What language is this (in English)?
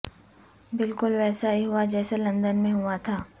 Urdu